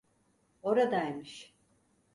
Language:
Turkish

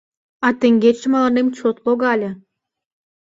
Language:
Mari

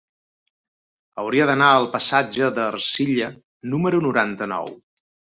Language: Catalan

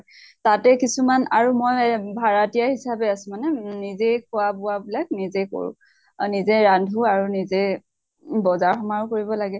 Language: Assamese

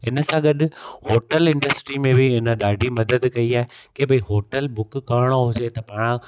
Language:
Sindhi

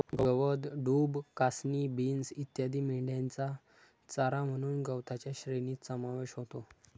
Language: Marathi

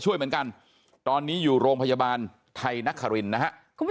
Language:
Thai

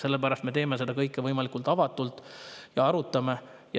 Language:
Estonian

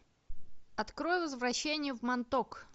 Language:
Russian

